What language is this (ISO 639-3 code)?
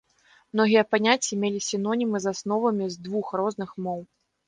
bel